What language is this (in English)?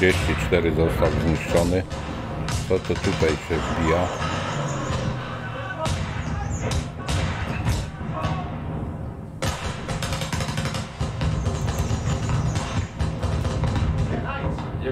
Polish